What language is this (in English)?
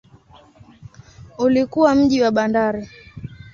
Swahili